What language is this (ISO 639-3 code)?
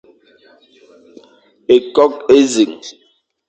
fan